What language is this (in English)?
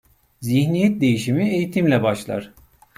Turkish